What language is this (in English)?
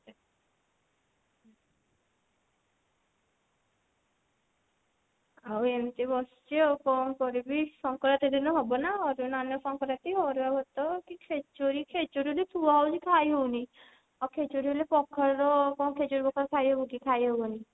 Odia